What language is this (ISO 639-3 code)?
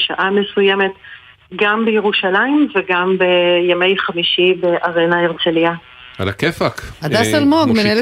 heb